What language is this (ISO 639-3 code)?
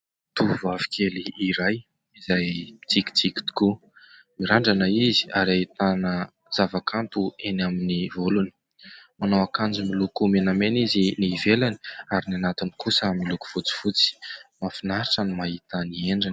mlg